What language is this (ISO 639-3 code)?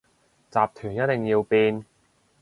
yue